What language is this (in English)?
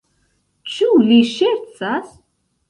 Esperanto